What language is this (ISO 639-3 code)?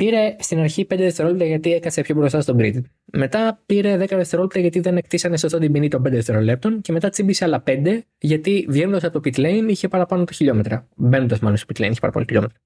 ell